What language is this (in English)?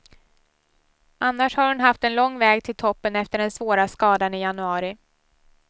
Swedish